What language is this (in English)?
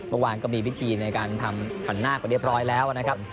Thai